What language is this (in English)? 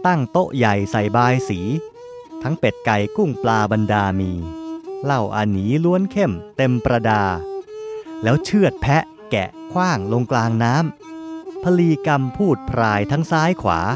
Thai